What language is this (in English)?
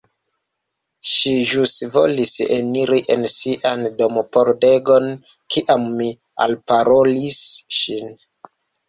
Esperanto